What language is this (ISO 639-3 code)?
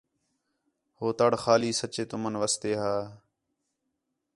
xhe